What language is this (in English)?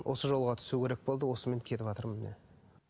Kazakh